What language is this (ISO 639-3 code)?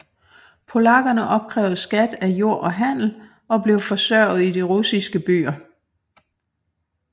dan